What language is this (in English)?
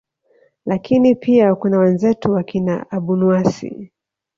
Swahili